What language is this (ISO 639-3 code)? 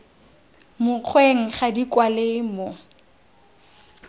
tsn